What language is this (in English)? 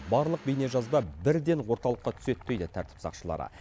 Kazakh